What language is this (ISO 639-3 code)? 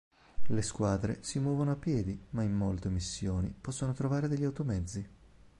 ita